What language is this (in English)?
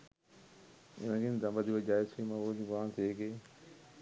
Sinhala